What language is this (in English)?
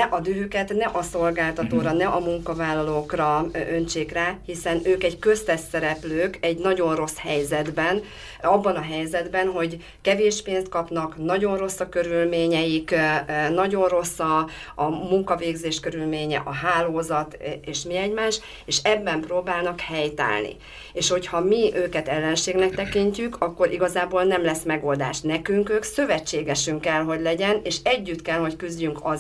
Hungarian